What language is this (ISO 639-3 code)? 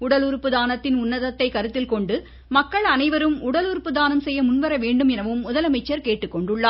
tam